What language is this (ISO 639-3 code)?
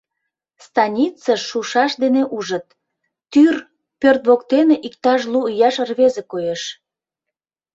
chm